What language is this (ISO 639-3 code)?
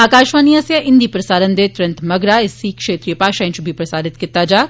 doi